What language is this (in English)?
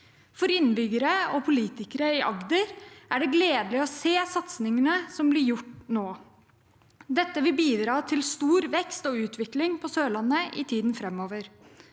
Norwegian